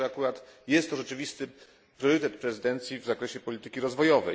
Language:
Polish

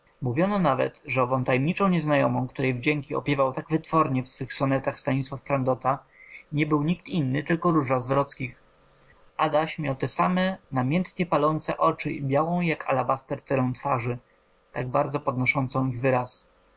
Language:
Polish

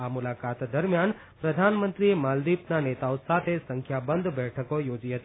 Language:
Gujarati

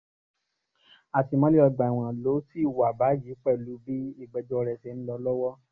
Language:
Yoruba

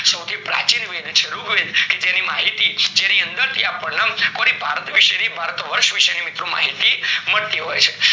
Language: Gujarati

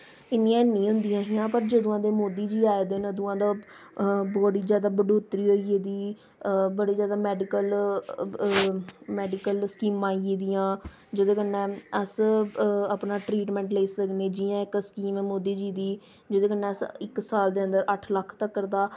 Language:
Dogri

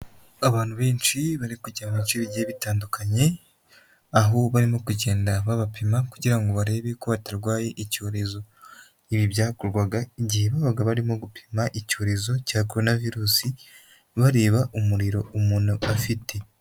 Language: Kinyarwanda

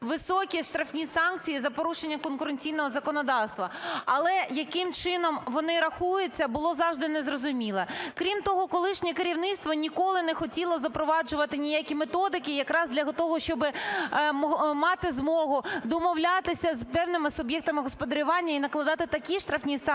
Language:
Ukrainian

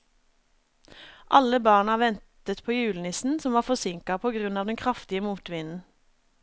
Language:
Norwegian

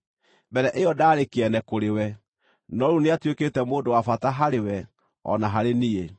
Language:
Kikuyu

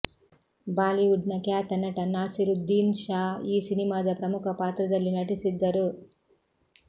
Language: Kannada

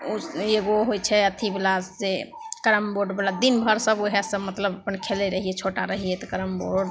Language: Maithili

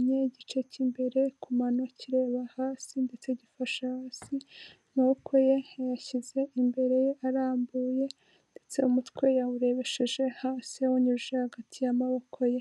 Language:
Kinyarwanda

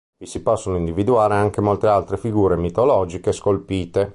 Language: Italian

